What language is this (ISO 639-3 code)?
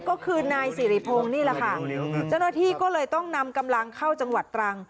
tha